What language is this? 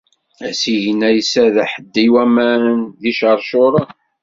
Kabyle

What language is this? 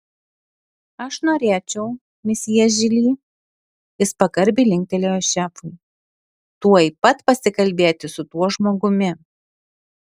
Lithuanian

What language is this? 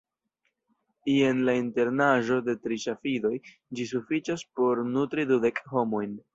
Esperanto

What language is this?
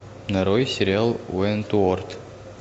Russian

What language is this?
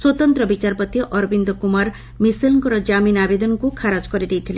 Odia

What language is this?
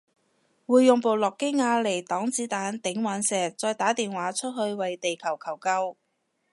Cantonese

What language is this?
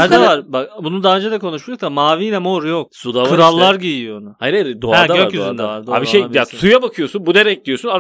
Turkish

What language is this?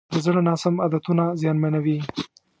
Pashto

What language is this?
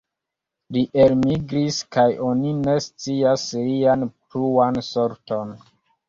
Esperanto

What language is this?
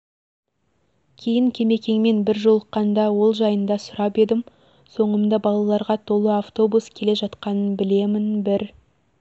Kazakh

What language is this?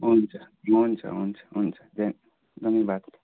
Nepali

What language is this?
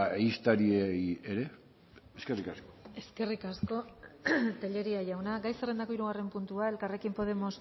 Basque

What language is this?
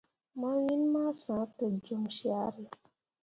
Mundang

